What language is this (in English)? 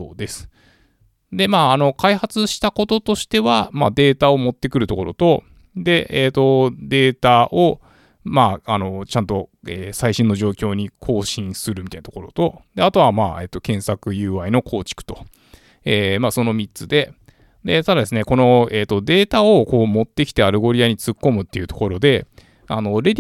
Japanese